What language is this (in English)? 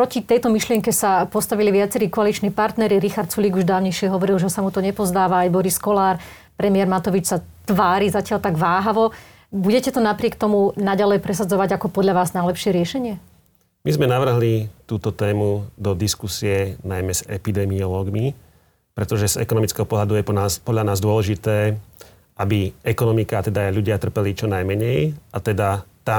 Slovak